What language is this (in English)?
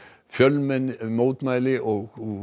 Icelandic